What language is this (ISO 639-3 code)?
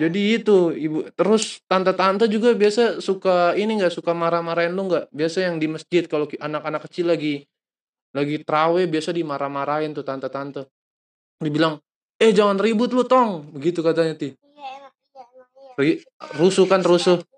ind